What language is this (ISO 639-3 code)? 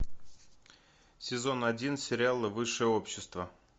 rus